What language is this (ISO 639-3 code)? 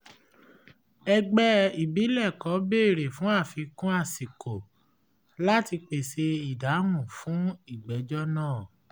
yor